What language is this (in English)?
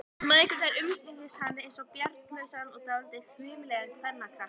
Icelandic